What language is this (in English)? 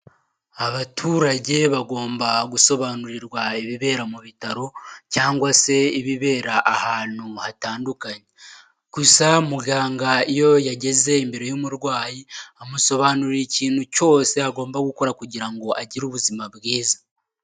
Kinyarwanda